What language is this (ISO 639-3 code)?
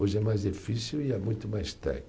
por